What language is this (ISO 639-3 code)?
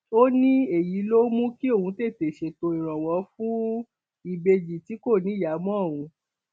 yor